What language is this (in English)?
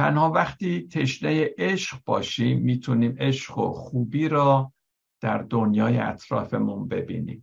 Persian